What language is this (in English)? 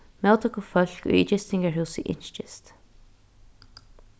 Faroese